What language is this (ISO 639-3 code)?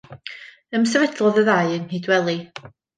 cym